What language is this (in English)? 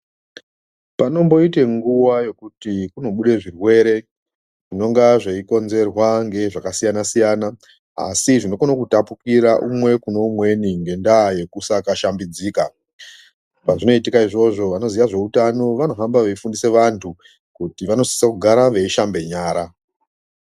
Ndau